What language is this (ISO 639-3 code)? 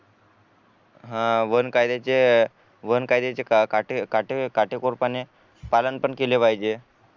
mar